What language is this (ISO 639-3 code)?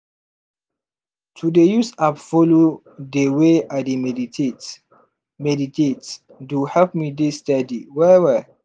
pcm